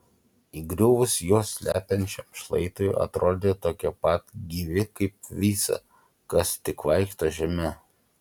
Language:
Lithuanian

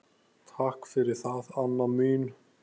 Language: Icelandic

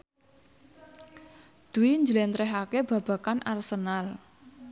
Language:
Javanese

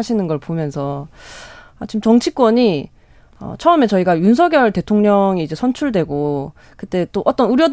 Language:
Korean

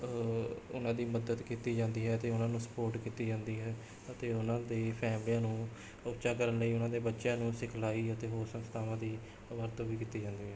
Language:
Punjabi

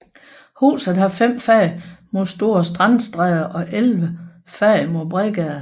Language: Danish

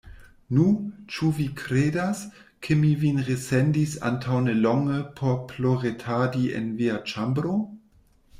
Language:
Esperanto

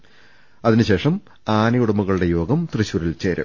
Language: Malayalam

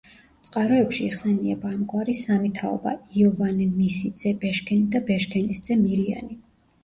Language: Georgian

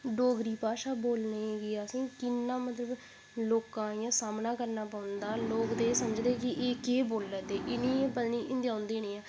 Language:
Dogri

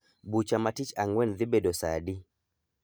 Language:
Luo (Kenya and Tanzania)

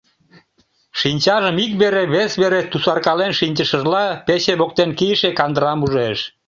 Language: Mari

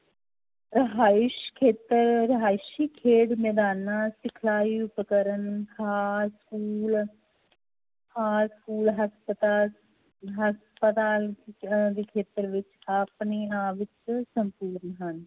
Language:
Punjabi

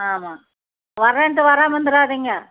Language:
Tamil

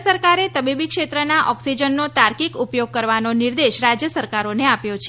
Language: Gujarati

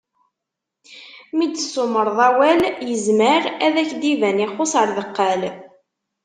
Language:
Kabyle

